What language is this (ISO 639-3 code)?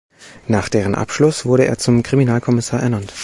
deu